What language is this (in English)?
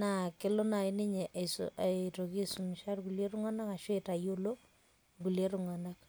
Masai